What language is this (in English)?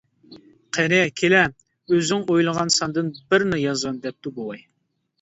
Uyghur